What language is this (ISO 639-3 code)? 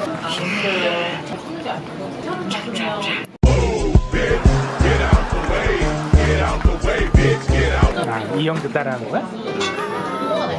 kor